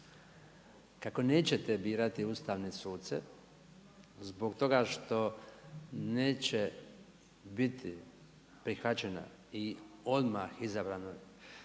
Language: Croatian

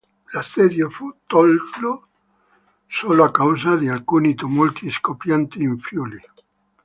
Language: Italian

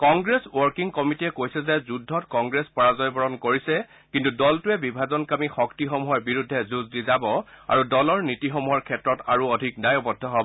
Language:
Assamese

